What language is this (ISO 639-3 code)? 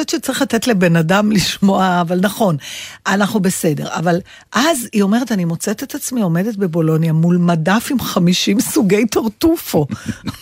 heb